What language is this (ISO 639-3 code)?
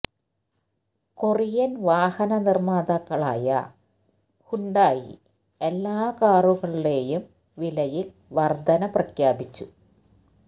mal